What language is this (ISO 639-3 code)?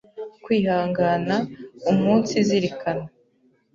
kin